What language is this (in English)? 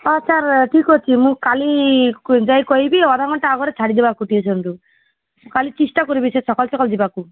Odia